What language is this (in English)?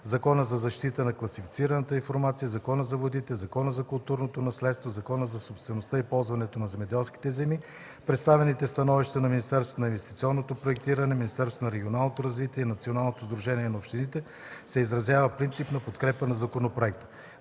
Bulgarian